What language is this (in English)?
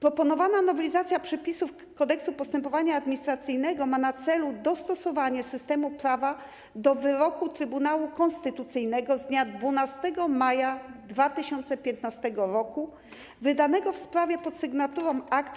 Polish